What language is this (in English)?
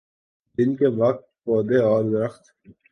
Urdu